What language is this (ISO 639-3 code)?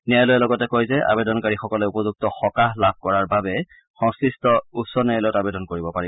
asm